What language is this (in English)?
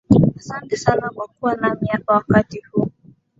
Swahili